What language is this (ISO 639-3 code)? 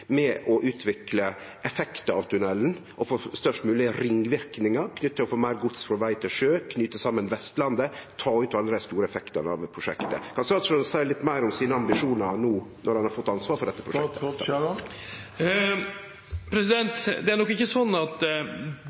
nor